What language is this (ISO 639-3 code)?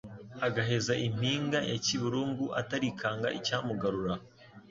kin